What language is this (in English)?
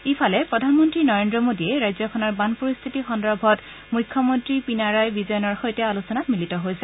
Assamese